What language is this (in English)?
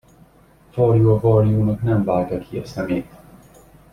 Hungarian